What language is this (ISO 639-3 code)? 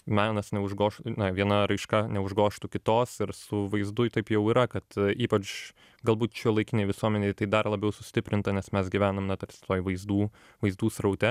lit